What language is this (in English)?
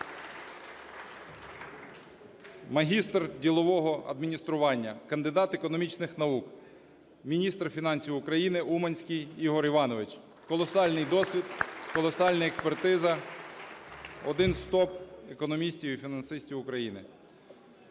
Ukrainian